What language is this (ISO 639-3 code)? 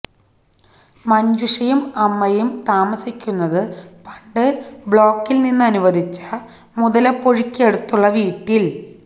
mal